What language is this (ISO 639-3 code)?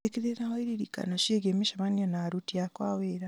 kik